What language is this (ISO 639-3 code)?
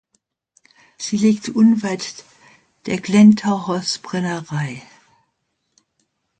deu